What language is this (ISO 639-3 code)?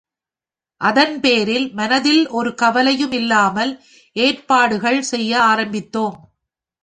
tam